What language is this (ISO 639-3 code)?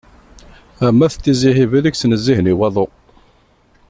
kab